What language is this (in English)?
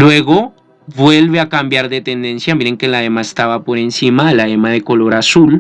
Spanish